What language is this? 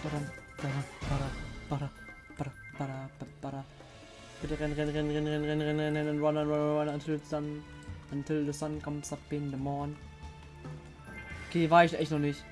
German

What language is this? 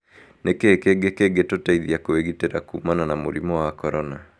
Kikuyu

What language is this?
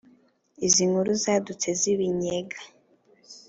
Kinyarwanda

